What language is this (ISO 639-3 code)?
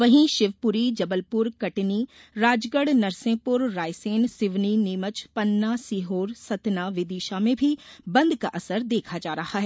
hin